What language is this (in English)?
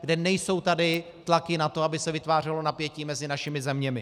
Czech